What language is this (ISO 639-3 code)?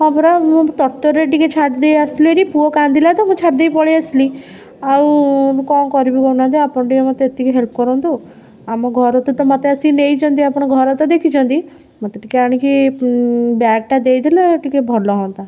ori